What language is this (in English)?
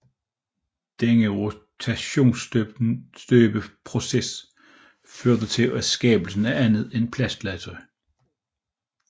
Danish